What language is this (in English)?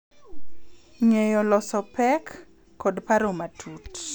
Luo (Kenya and Tanzania)